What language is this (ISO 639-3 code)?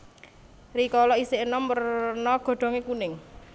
jav